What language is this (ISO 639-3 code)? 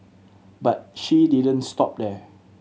eng